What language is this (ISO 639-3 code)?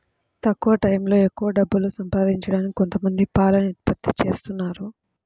tel